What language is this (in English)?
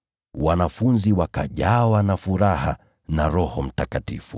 Swahili